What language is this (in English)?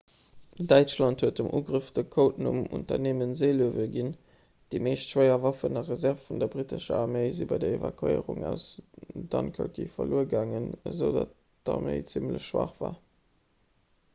Luxembourgish